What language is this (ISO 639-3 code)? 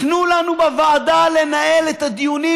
heb